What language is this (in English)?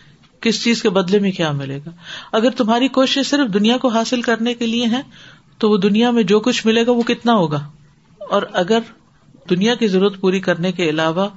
Urdu